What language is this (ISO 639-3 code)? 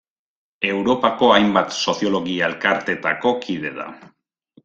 eus